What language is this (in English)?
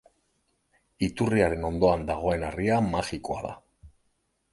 Basque